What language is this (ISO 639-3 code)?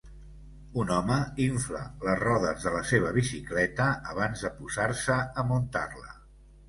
cat